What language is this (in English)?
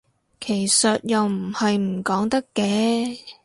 Cantonese